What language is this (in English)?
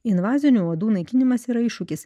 Lithuanian